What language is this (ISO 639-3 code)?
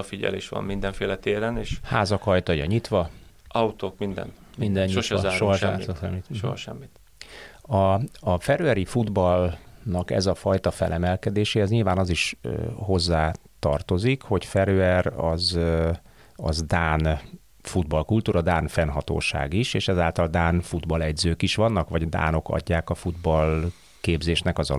hun